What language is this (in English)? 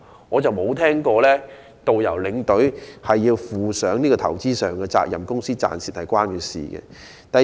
Cantonese